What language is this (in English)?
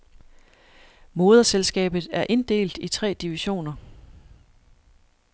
Danish